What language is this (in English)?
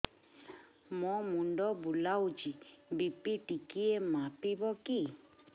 Odia